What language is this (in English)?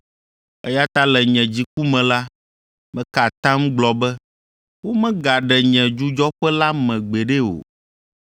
Ewe